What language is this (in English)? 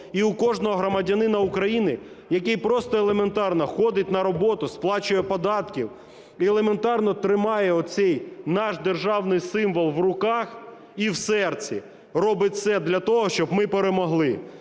Ukrainian